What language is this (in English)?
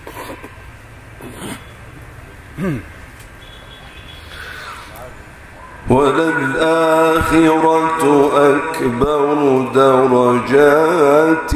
Arabic